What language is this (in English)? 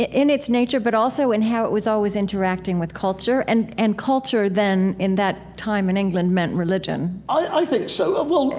English